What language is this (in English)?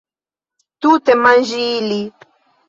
Esperanto